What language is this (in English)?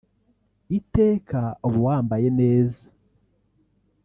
Kinyarwanda